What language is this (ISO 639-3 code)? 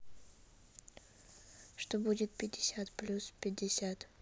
rus